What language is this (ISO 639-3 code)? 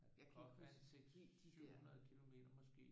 dan